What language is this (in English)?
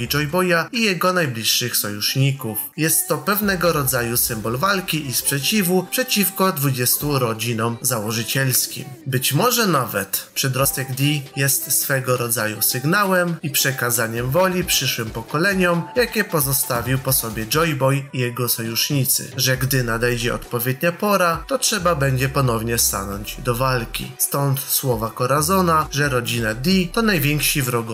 Polish